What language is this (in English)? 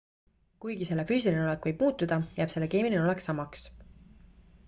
Estonian